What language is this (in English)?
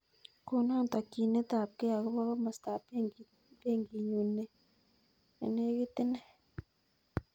Kalenjin